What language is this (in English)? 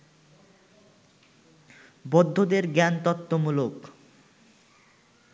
Bangla